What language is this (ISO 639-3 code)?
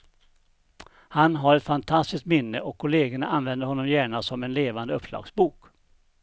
swe